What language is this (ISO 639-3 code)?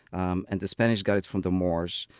eng